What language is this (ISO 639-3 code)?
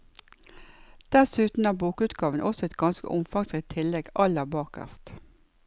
nor